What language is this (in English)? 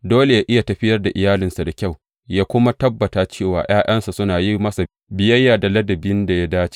Hausa